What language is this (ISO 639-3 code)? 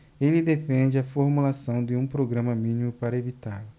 por